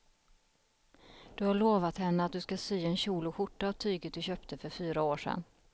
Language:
Swedish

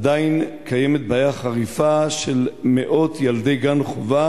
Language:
Hebrew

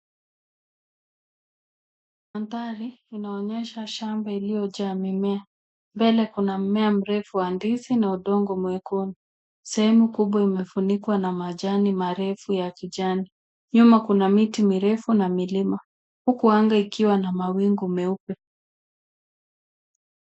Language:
Swahili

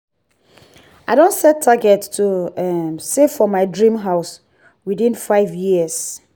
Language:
Nigerian Pidgin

